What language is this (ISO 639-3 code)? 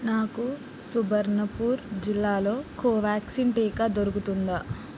tel